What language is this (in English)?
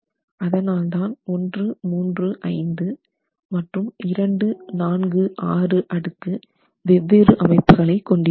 Tamil